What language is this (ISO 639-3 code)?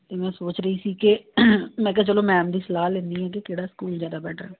pan